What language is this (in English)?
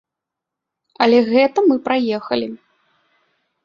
Belarusian